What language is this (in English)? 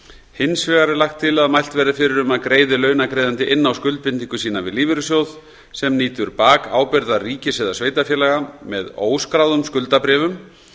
Icelandic